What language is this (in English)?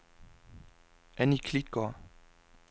Danish